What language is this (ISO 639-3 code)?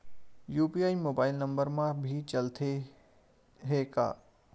hne